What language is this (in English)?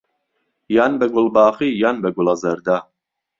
Central Kurdish